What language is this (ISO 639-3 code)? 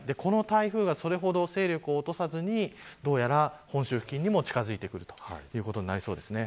jpn